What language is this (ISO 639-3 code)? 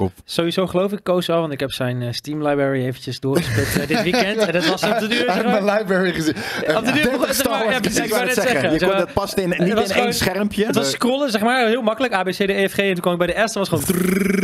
nld